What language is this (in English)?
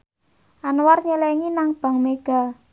Javanese